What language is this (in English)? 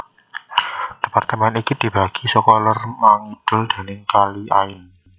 Javanese